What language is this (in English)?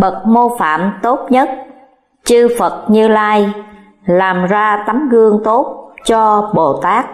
Vietnamese